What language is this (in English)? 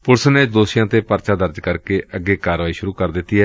Punjabi